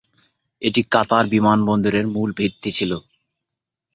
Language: Bangla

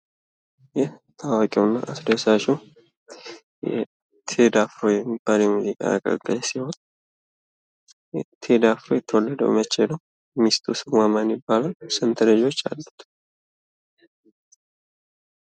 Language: Amharic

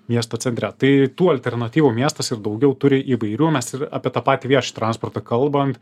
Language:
Lithuanian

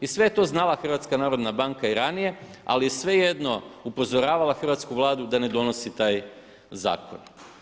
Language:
Croatian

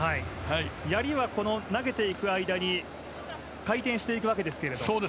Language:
Japanese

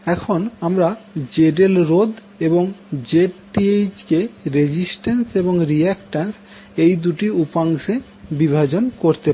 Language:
Bangla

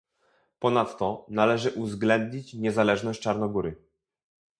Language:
Polish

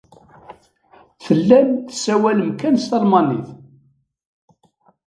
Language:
Kabyle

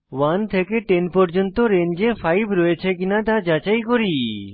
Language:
Bangla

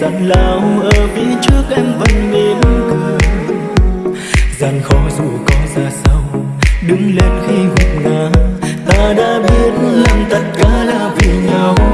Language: Vietnamese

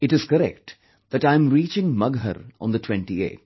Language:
English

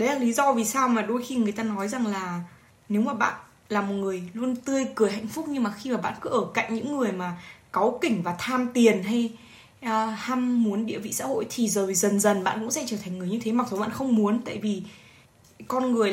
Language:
Vietnamese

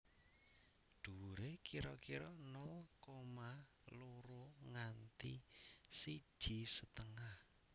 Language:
Javanese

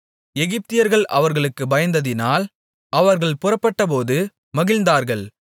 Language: Tamil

